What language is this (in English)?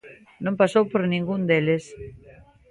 Galician